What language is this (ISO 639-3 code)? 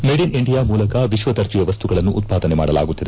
kan